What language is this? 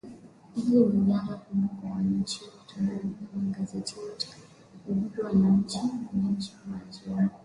Swahili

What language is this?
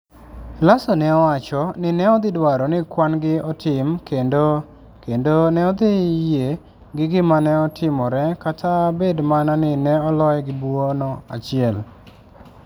Luo (Kenya and Tanzania)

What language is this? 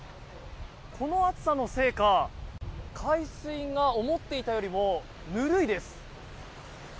Japanese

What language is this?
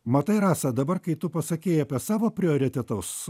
Lithuanian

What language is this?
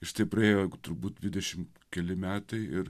Lithuanian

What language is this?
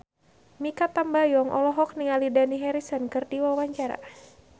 Sundanese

